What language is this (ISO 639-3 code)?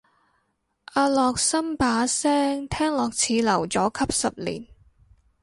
yue